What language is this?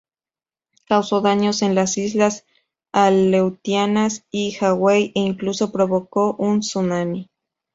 Spanish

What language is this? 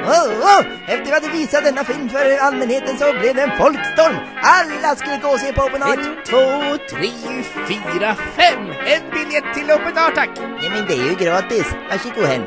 Swedish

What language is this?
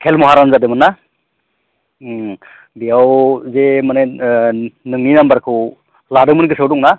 Bodo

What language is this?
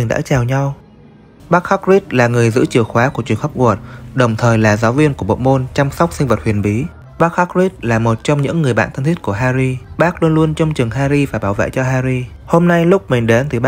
Vietnamese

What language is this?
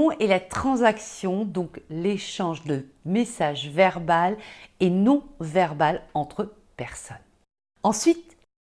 French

